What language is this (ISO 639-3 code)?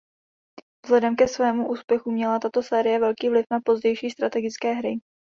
ces